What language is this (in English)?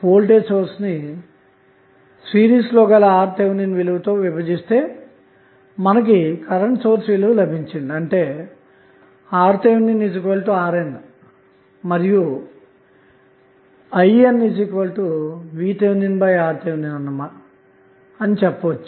Telugu